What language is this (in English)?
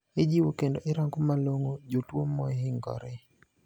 Luo (Kenya and Tanzania)